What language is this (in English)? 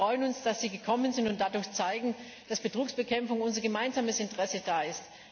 German